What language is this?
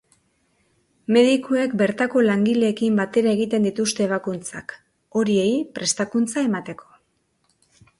Basque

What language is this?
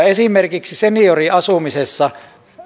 Finnish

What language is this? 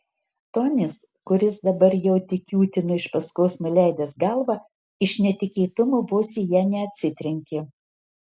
Lithuanian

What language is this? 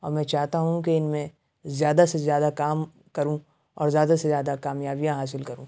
Urdu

